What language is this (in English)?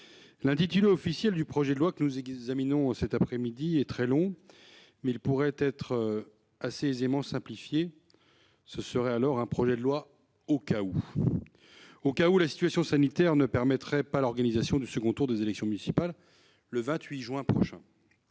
French